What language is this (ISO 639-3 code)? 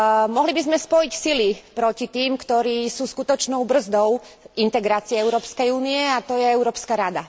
slk